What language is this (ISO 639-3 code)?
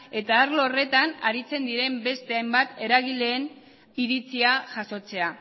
eus